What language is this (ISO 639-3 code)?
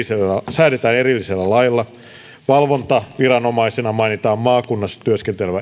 fin